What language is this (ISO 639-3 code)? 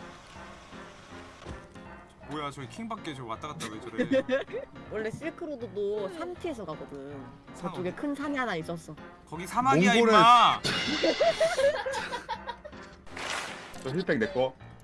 kor